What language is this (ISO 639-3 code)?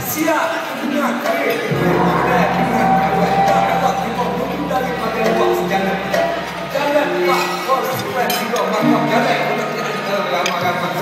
eng